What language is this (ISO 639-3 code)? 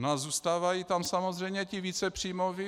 ces